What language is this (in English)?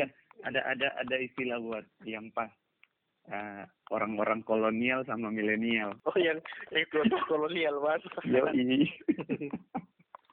Indonesian